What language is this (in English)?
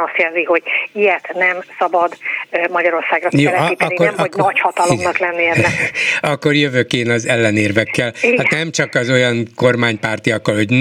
Hungarian